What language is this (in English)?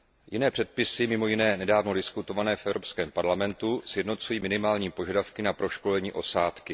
Czech